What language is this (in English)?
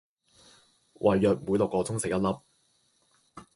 Cantonese